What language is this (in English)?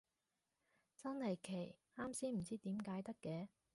Cantonese